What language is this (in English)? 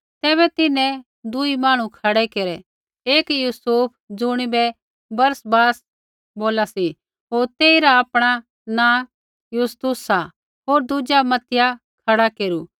Kullu Pahari